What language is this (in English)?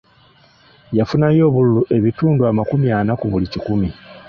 Ganda